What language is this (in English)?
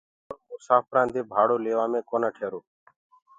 Gurgula